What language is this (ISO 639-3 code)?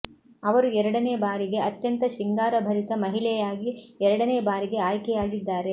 kan